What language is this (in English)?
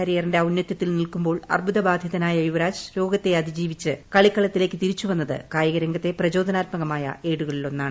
Malayalam